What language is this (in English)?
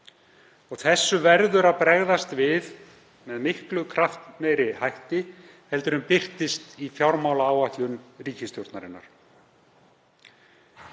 Icelandic